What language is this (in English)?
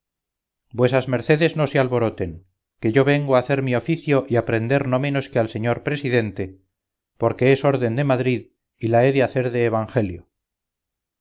Spanish